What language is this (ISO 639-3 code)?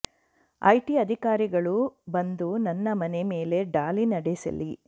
kan